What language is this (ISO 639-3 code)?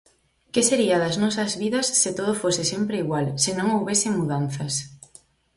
glg